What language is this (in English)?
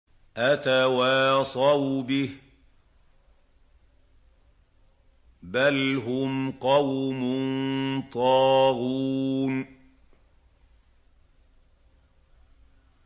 Arabic